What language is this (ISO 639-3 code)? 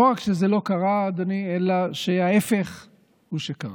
heb